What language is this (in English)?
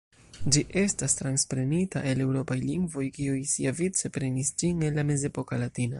Esperanto